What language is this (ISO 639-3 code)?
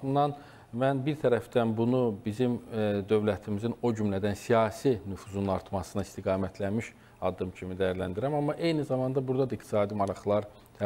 tur